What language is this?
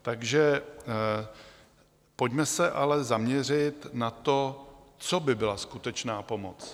Czech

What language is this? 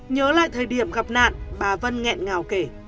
Vietnamese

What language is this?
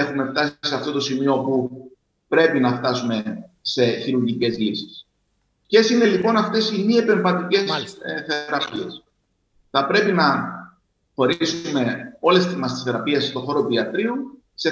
Greek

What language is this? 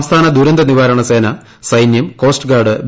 Malayalam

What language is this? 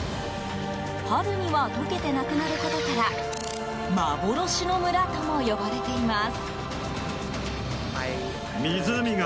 Japanese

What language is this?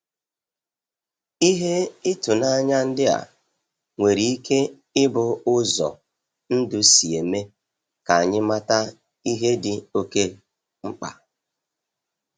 Igbo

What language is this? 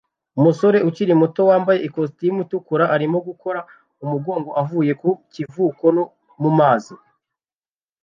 Kinyarwanda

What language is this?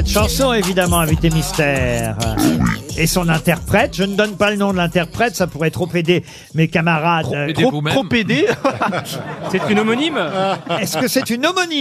French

